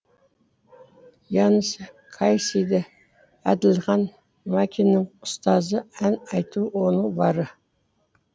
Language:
Kazakh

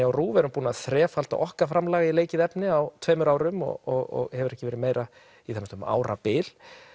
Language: Icelandic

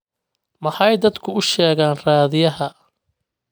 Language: Somali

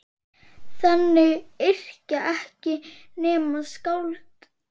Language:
Icelandic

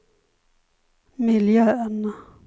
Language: Swedish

